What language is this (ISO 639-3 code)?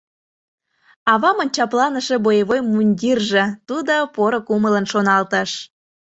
chm